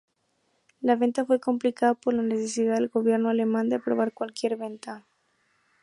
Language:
Spanish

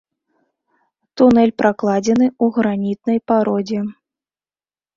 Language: Belarusian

